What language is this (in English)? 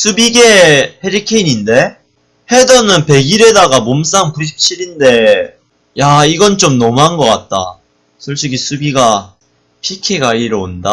Korean